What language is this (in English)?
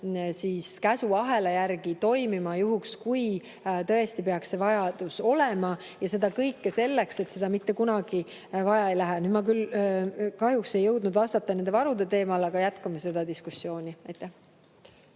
Estonian